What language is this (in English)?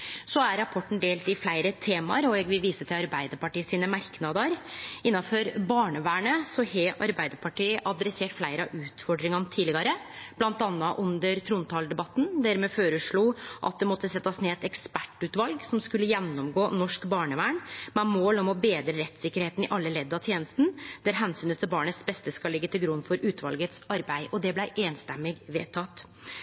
Norwegian Nynorsk